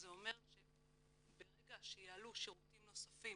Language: Hebrew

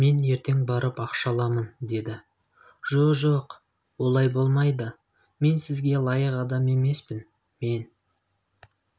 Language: Kazakh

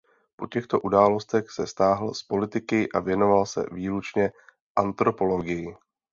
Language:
Czech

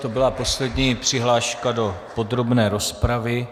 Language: Czech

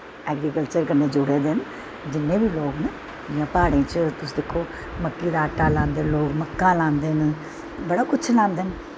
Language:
Dogri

